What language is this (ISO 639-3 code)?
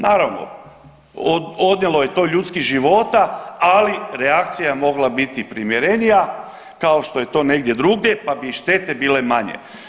hrv